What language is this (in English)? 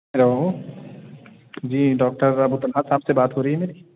Urdu